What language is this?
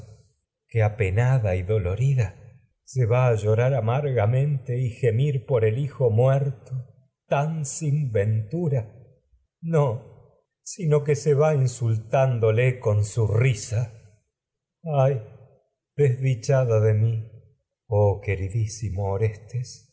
Spanish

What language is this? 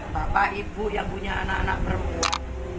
Indonesian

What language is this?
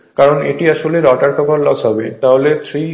Bangla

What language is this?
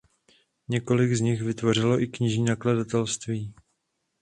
Czech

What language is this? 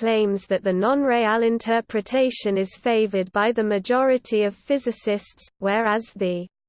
English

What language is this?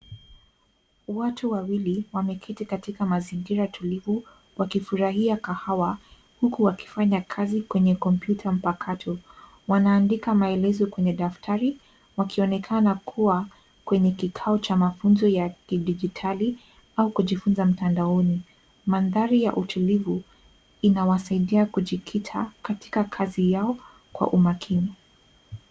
Swahili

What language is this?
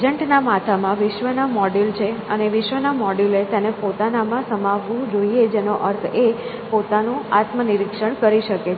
Gujarati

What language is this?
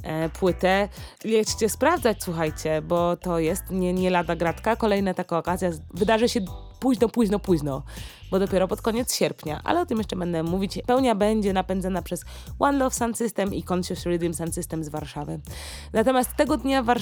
Polish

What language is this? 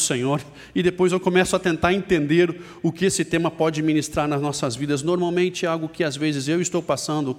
Portuguese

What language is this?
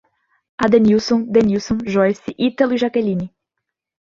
Portuguese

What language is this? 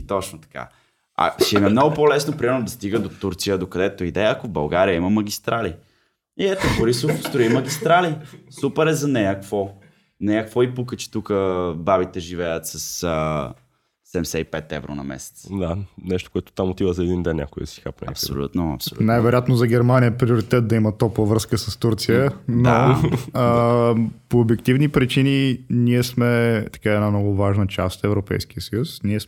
Bulgarian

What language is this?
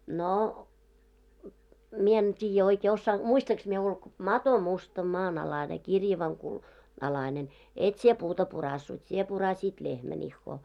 Finnish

